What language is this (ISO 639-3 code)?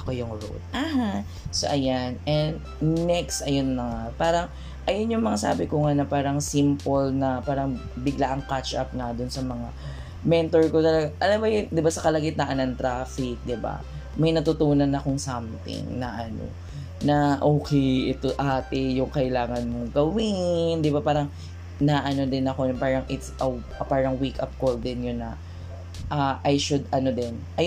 fil